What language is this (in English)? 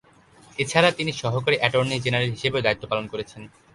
Bangla